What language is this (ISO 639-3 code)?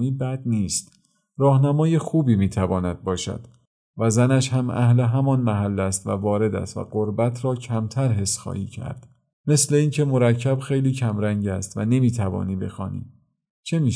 fas